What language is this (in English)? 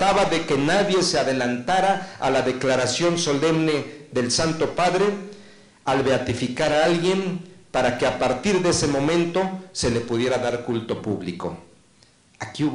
Spanish